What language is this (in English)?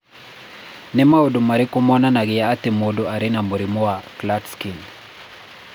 Kikuyu